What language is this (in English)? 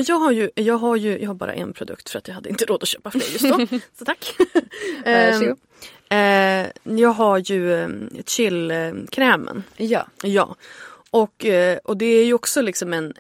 Swedish